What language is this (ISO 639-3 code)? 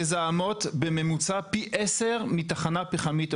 heb